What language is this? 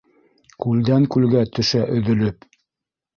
Bashkir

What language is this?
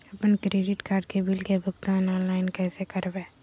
Magahi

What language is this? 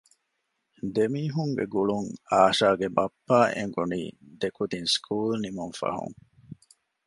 Divehi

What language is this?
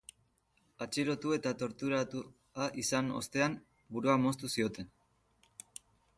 Basque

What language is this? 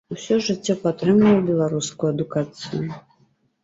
Belarusian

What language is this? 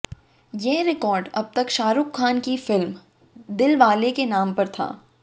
Hindi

